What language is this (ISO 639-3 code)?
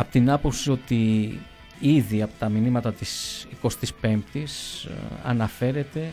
ell